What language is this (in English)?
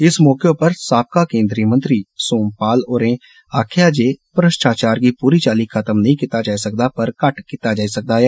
Dogri